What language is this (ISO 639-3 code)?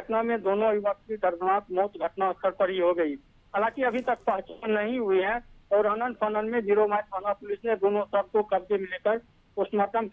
hin